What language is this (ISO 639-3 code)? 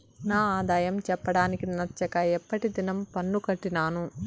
tel